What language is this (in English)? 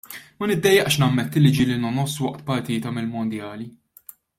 Maltese